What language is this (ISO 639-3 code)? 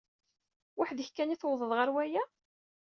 kab